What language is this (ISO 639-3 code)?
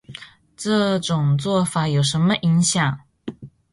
zho